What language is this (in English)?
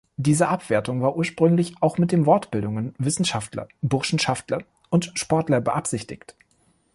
German